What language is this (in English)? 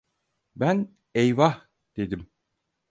Turkish